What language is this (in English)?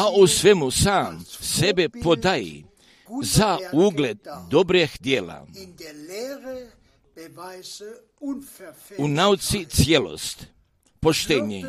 Croatian